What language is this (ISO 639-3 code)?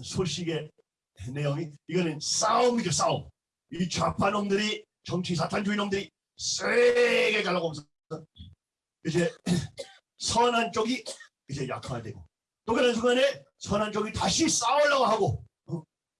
kor